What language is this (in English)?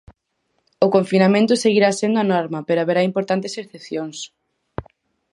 Galician